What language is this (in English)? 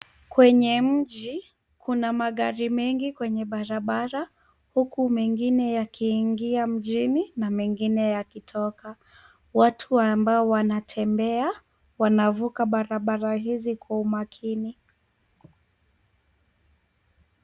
Swahili